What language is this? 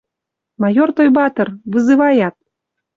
Western Mari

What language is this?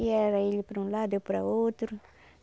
Portuguese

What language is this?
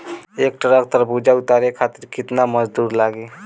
Bhojpuri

